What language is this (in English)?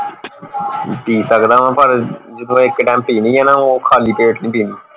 Punjabi